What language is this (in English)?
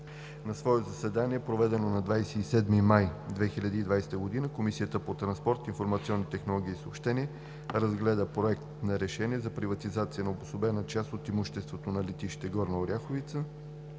Bulgarian